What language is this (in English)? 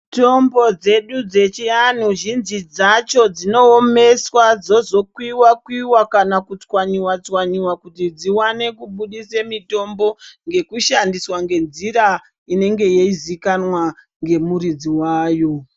Ndau